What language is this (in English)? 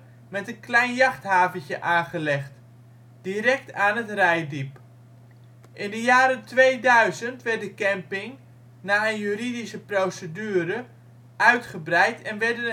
Dutch